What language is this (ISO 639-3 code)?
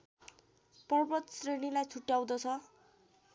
nep